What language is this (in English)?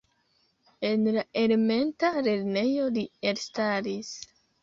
Esperanto